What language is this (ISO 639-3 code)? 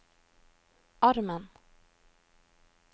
nor